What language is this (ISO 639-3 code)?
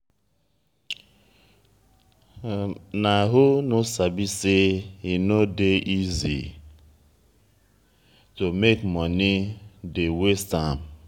pcm